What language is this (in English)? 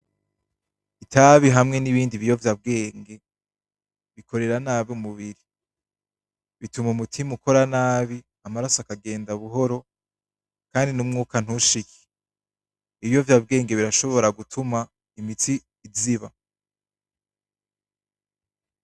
Rundi